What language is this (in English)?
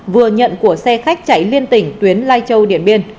Vietnamese